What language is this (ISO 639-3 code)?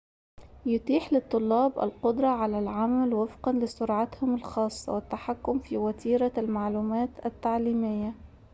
ara